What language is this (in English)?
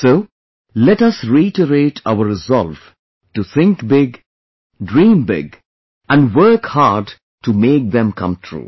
English